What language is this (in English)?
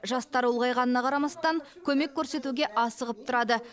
Kazakh